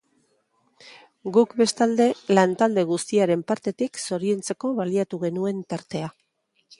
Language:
Basque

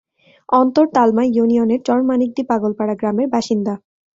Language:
Bangla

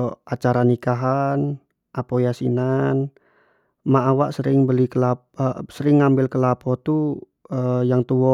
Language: Jambi Malay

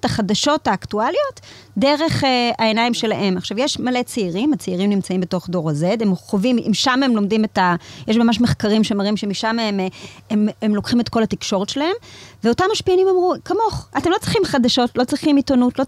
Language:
Hebrew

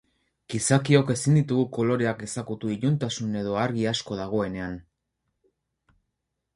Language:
Basque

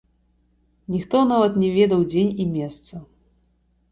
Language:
Belarusian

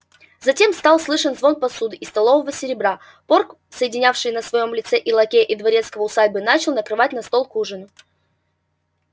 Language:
Russian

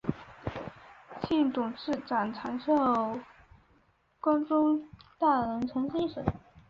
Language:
Chinese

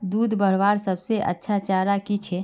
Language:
Magahi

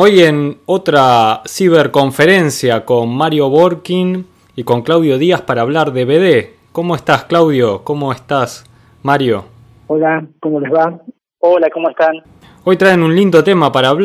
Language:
Spanish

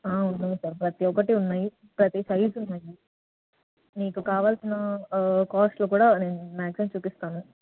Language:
Telugu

